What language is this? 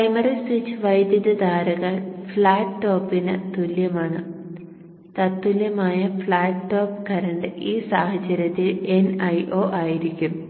Malayalam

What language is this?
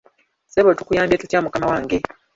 Ganda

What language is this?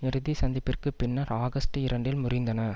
Tamil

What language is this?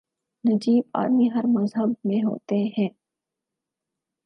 Urdu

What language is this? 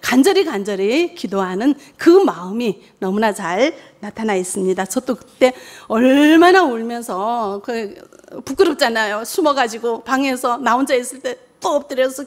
Korean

